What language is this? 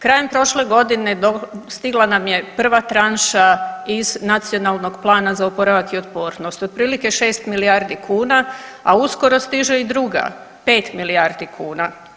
Croatian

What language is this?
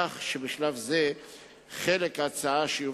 Hebrew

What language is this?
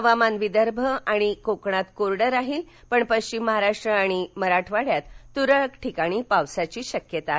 Marathi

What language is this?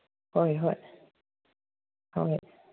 Manipuri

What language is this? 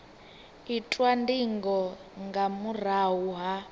Venda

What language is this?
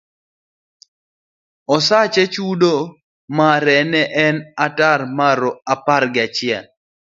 Luo (Kenya and Tanzania)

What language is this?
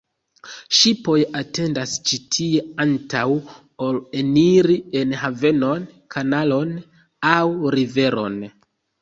Esperanto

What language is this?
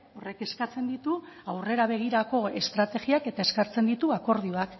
Basque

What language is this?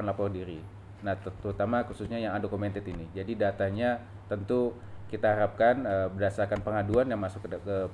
Indonesian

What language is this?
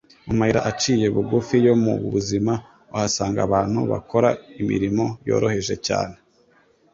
Kinyarwanda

